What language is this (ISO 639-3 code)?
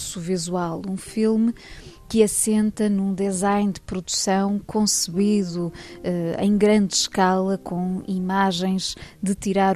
por